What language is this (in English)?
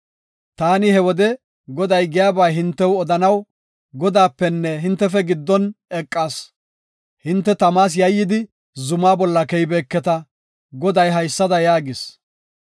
Gofa